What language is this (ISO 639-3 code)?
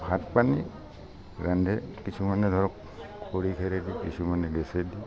asm